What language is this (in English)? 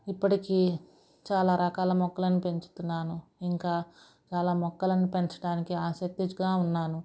Telugu